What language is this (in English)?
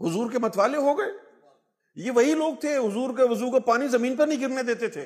Urdu